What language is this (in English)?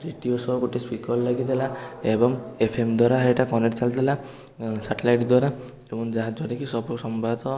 Odia